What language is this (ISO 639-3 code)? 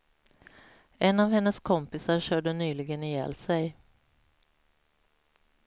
swe